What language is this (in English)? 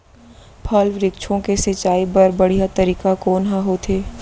Chhattisgarhi